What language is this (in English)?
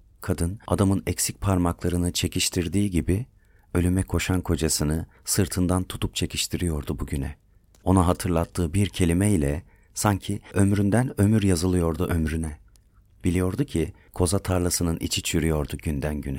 Turkish